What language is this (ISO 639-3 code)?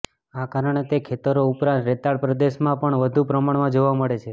guj